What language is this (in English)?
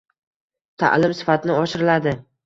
Uzbek